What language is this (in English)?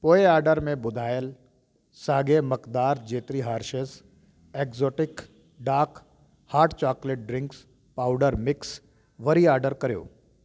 Sindhi